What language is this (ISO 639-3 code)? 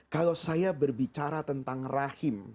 ind